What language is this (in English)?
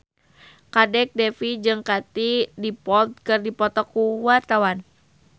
Sundanese